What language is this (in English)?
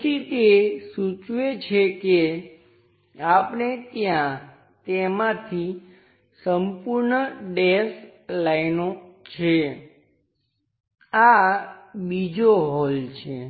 Gujarati